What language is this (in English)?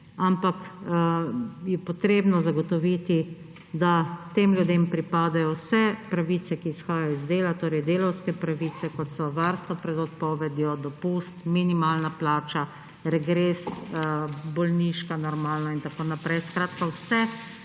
Slovenian